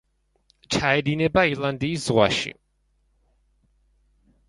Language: Georgian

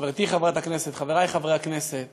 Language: Hebrew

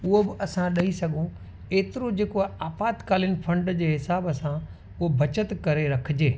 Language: Sindhi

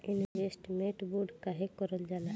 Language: Bhojpuri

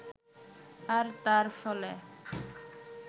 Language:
Bangla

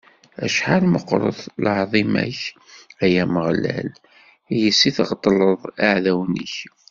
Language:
Kabyle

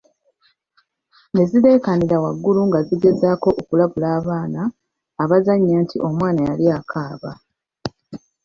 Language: Ganda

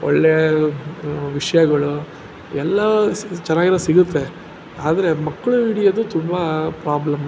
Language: Kannada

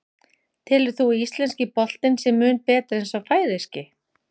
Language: Icelandic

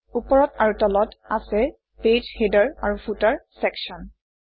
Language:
Assamese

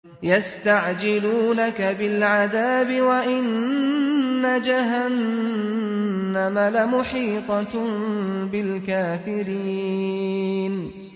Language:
Arabic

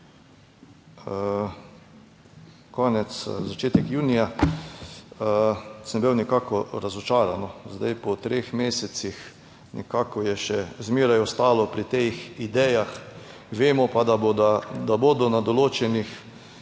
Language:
Slovenian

